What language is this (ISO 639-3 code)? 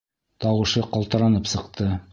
bak